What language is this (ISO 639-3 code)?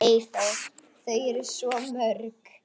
isl